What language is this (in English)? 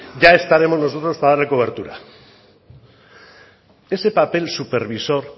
Spanish